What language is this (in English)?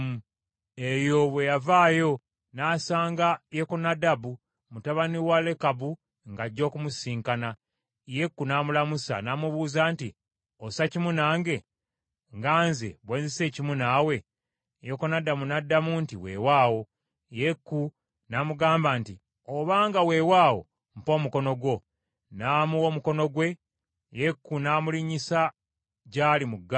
Ganda